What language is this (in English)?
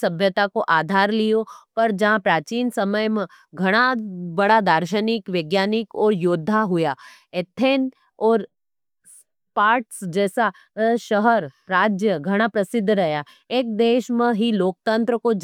Nimadi